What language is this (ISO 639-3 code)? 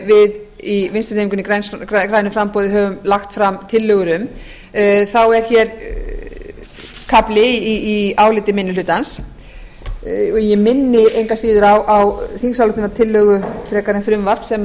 isl